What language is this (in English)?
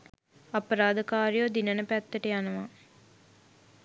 Sinhala